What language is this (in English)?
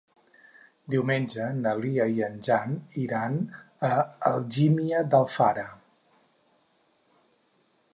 Catalan